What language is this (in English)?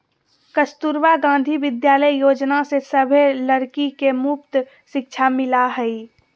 Magahi